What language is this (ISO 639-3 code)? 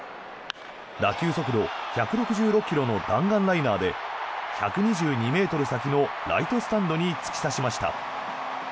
jpn